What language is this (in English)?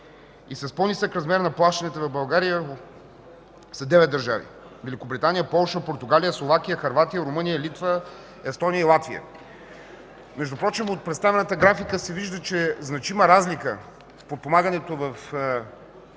Bulgarian